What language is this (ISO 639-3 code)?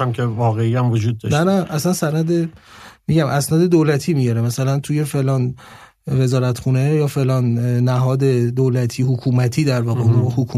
fas